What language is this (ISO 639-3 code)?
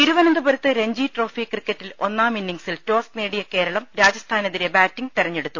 mal